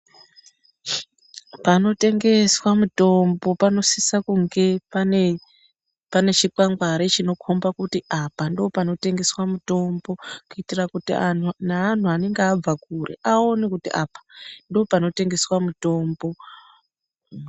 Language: Ndau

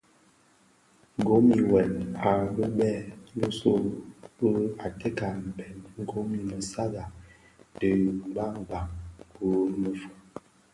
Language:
Bafia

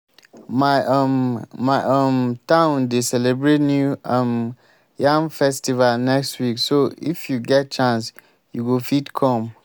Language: Nigerian Pidgin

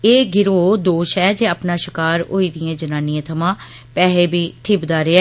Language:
Dogri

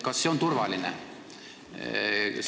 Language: Estonian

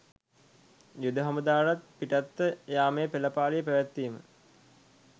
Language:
Sinhala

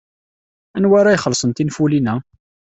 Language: Kabyle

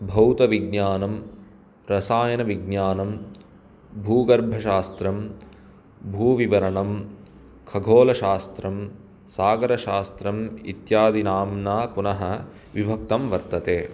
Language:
Sanskrit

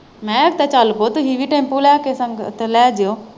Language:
Punjabi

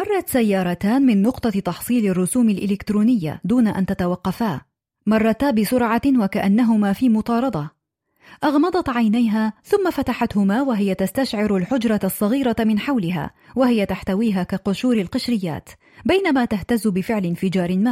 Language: Arabic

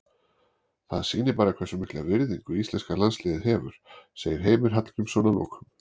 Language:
Icelandic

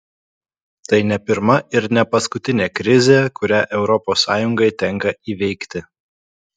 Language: Lithuanian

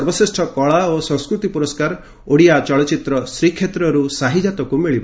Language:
Odia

